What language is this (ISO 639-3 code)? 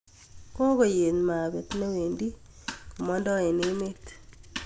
kln